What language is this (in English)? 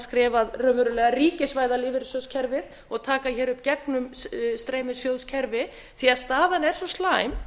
Icelandic